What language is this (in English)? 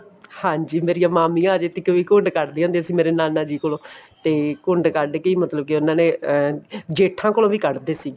Punjabi